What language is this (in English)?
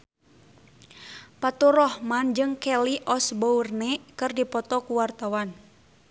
Sundanese